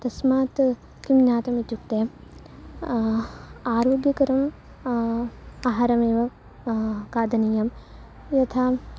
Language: Sanskrit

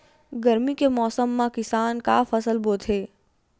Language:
Chhattisgarhi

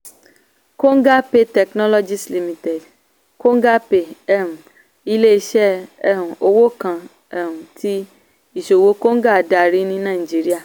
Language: Yoruba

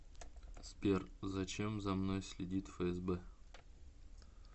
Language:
Russian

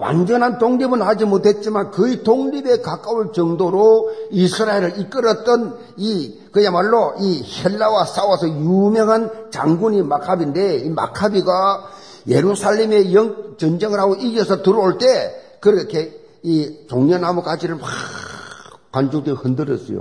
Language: Korean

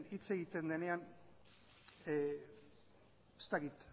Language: Basque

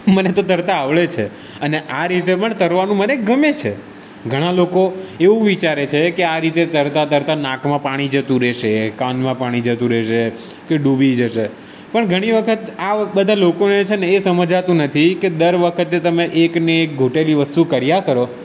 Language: Gujarati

